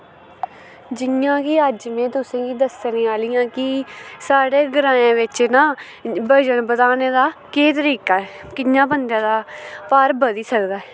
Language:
Dogri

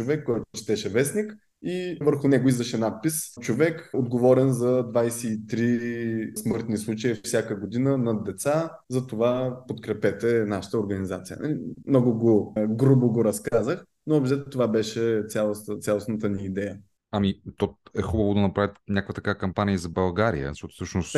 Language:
Bulgarian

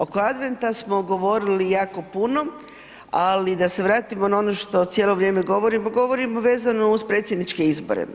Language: Croatian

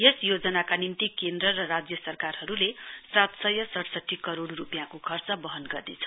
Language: Nepali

